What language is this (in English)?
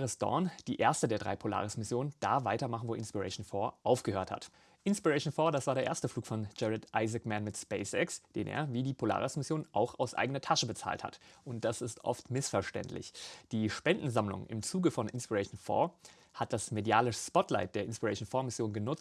German